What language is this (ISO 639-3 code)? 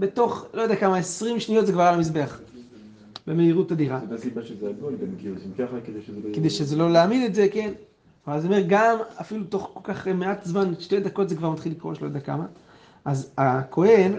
heb